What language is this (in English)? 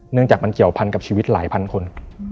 Thai